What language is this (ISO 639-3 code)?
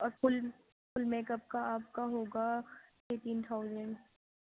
urd